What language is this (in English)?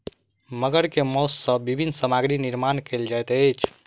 Maithili